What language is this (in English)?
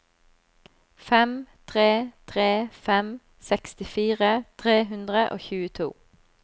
Norwegian